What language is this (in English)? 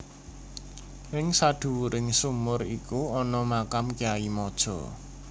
Javanese